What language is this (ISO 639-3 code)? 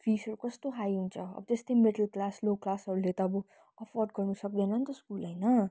nep